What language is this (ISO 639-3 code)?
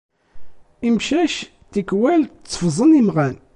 kab